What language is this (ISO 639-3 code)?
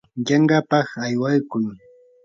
qur